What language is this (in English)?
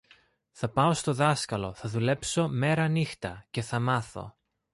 Greek